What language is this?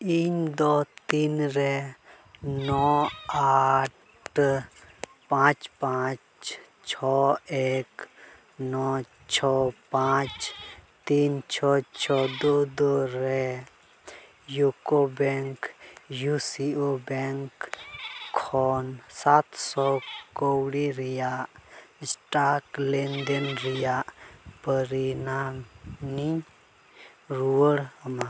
Santali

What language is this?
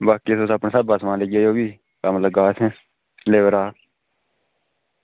Dogri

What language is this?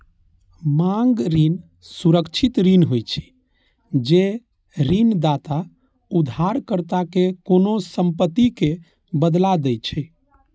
Maithili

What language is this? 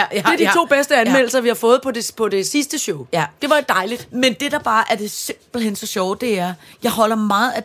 Danish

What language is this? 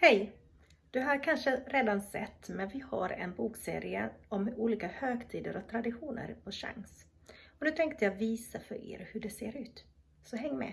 Swedish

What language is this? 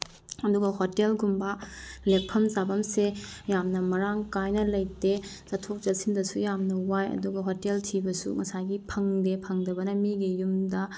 Manipuri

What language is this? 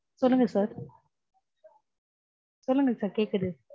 Tamil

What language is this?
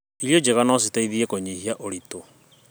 Kikuyu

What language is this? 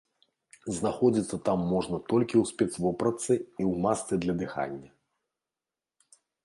Belarusian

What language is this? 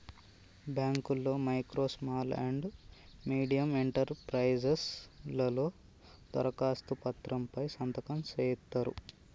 Telugu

